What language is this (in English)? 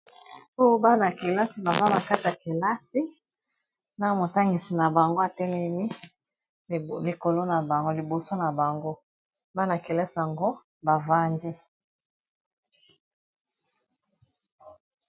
Lingala